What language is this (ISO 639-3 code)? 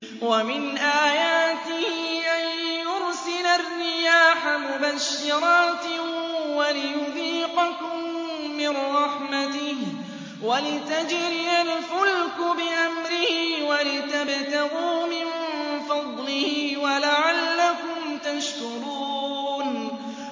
ara